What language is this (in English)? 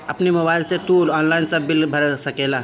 Bhojpuri